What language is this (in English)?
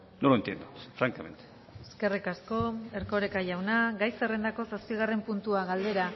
Basque